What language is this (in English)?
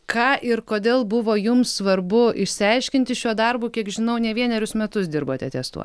Lithuanian